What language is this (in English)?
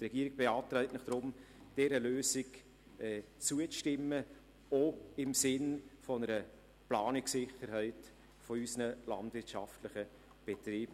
Swiss German